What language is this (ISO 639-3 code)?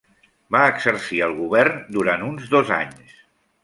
cat